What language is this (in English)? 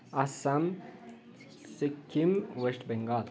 Nepali